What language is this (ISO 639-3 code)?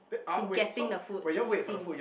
eng